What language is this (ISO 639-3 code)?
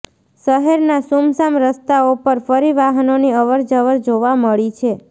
guj